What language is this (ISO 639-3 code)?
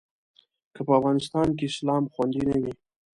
pus